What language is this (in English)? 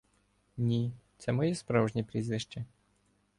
Ukrainian